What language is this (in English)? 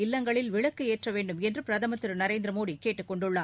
Tamil